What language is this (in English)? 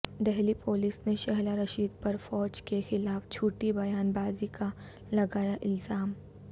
Urdu